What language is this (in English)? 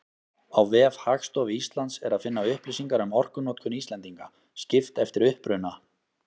Icelandic